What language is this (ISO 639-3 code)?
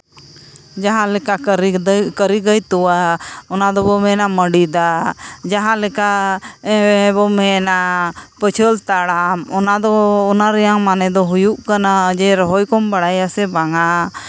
sat